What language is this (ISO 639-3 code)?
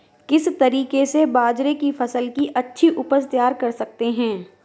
hin